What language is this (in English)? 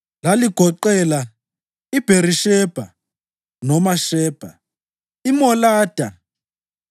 North Ndebele